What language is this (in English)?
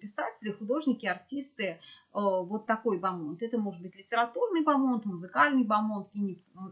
Russian